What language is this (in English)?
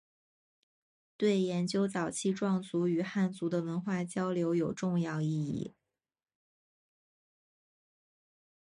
Chinese